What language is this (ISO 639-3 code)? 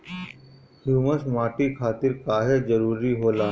bho